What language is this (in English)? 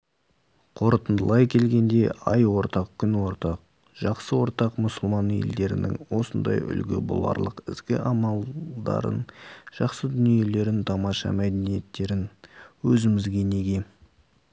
Kazakh